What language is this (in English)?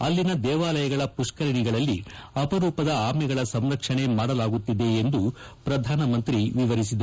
Kannada